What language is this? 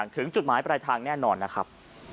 Thai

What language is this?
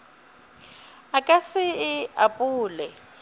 Northern Sotho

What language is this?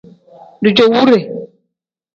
Tem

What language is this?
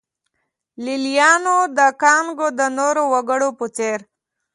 Pashto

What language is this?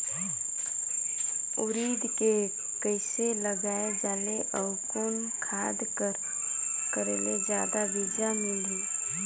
Chhattisgarhi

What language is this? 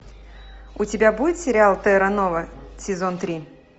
Russian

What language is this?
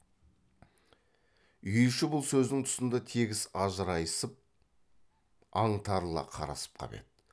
Kazakh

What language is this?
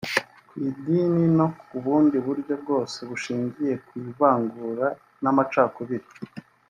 Kinyarwanda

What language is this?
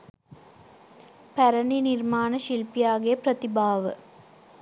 Sinhala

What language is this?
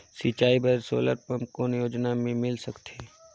Chhattisgarhi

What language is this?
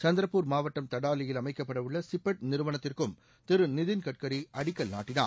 Tamil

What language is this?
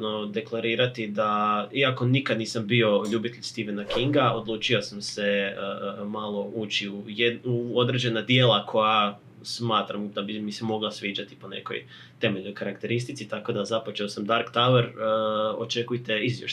Croatian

